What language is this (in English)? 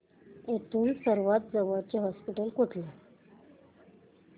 Marathi